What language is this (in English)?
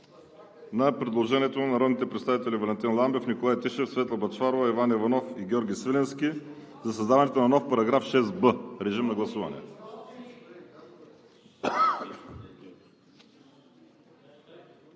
Bulgarian